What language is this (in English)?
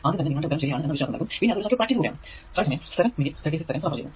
Malayalam